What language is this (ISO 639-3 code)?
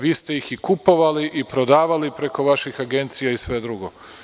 srp